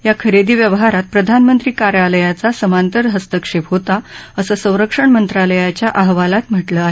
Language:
Marathi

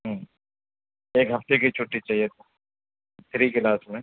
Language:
Urdu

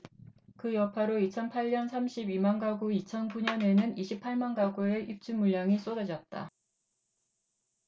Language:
Korean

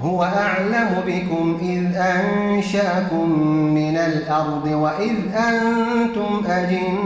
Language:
Arabic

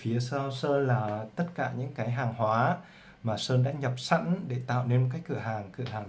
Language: Vietnamese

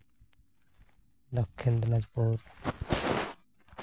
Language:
Santali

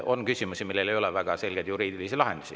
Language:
Estonian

